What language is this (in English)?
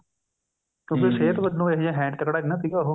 Punjabi